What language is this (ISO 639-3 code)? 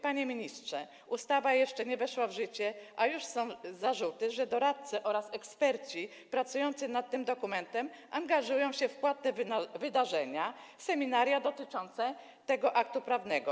pol